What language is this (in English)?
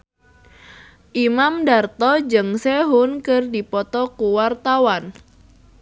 Sundanese